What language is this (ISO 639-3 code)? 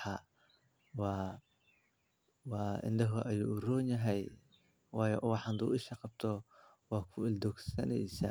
som